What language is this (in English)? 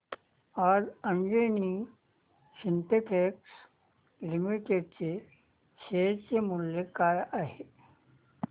Marathi